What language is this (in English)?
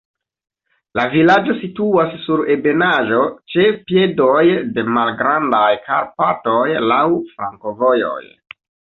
Esperanto